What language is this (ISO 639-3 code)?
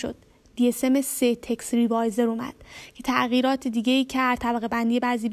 fas